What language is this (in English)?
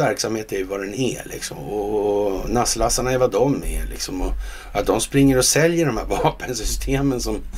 Swedish